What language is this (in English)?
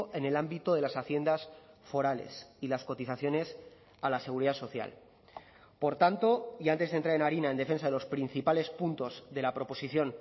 Spanish